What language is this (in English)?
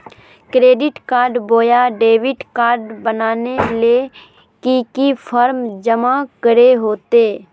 Magahi